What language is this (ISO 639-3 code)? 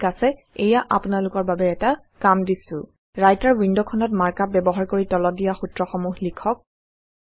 asm